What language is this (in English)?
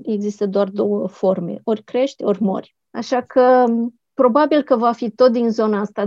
Romanian